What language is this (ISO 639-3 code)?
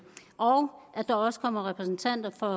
dan